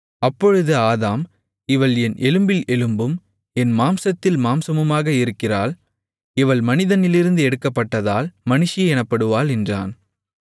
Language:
Tamil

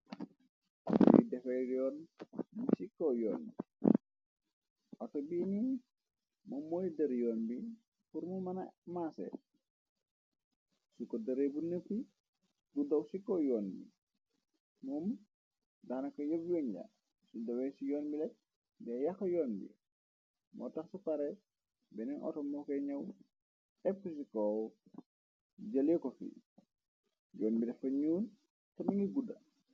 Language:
Wolof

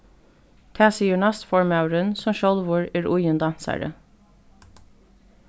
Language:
Faroese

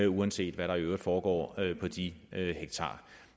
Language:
Danish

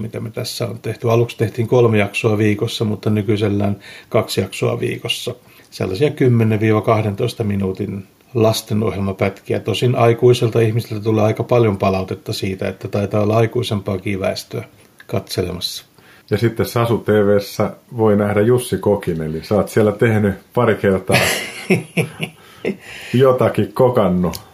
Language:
Finnish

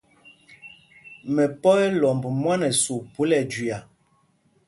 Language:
Mpumpong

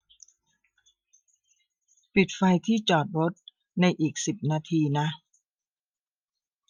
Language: Thai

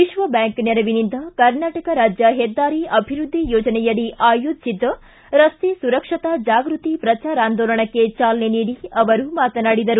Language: Kannada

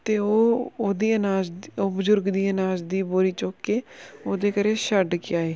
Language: Punjabi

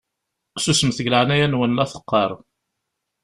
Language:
Kabyle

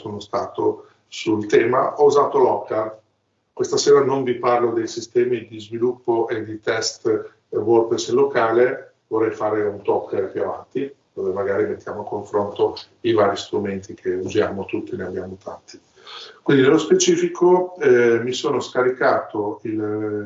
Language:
Italian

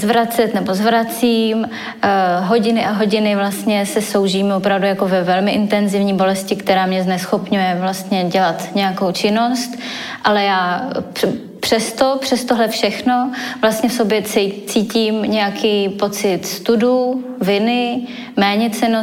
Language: Czech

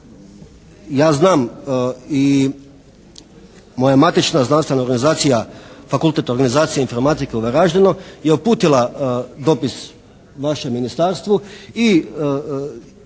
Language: Croatian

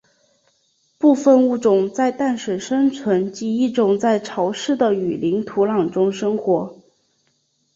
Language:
Chinese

